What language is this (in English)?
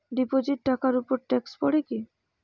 Bangla